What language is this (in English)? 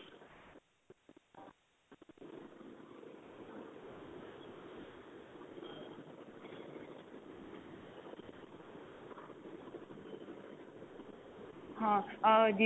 Punjabi